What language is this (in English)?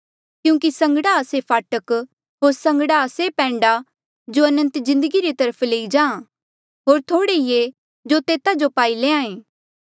Mandeali